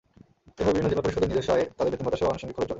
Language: Bangla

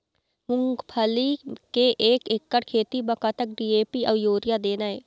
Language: Chhattisgarhi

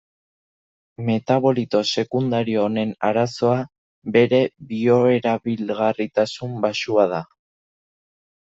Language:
Basque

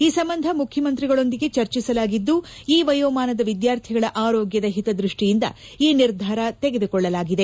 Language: Kannada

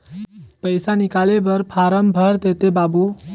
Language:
Chhattisgarhi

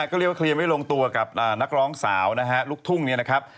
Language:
Thai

